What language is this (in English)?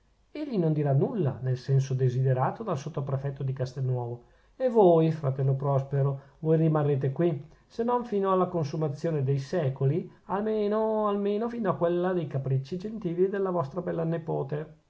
Italian